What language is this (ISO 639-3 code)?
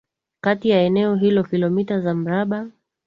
swa